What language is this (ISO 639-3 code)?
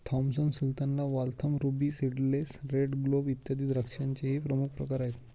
mar